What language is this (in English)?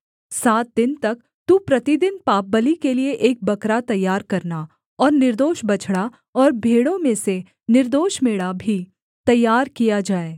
Hindi